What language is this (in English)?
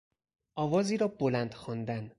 Persian